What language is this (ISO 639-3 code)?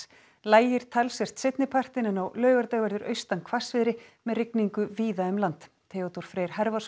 isl